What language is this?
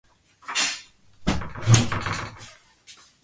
Guarani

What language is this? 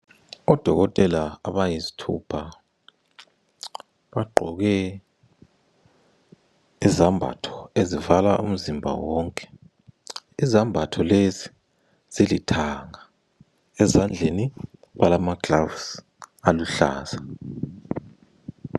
North Ndebele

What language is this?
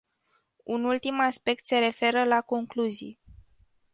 Romanian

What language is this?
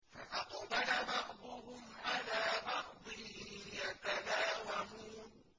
Arabic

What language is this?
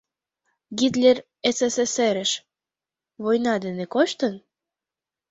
Mari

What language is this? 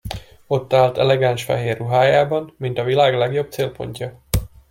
Hungarian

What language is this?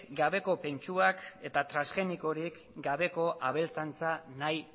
Basque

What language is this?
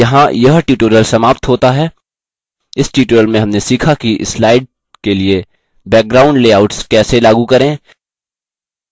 Hindi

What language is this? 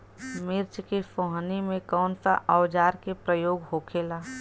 Bhojpuri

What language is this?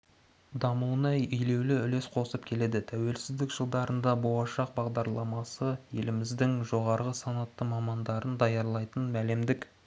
Kazakh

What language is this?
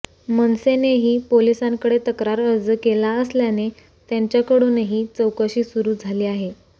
Marathi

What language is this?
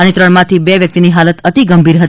Gujarati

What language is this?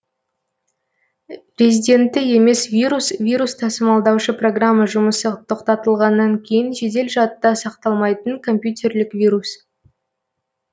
Kazakh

